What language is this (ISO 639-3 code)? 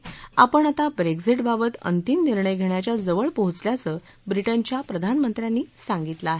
mar